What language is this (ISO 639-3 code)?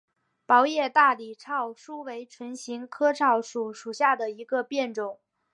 zho